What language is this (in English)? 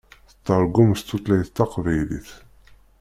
Kabyle